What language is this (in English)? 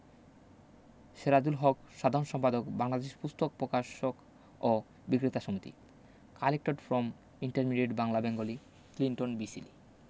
Bangla